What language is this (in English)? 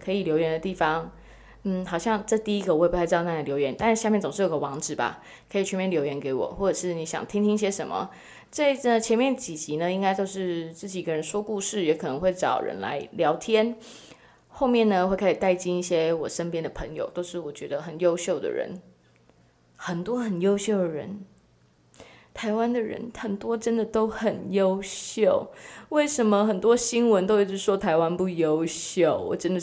Chinese